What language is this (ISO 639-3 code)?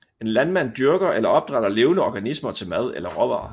dan